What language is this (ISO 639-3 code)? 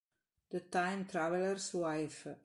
ita